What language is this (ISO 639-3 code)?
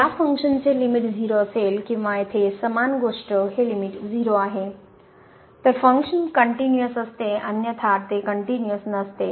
mar